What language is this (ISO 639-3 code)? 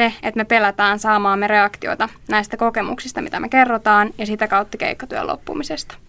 fin